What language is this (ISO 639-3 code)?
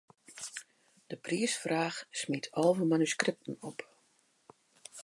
fry